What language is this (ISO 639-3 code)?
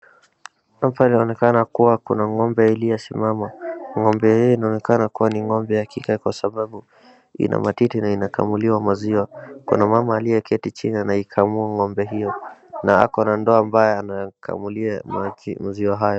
swa